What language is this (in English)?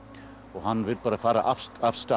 Icelandic